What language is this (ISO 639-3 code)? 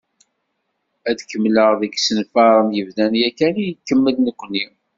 kab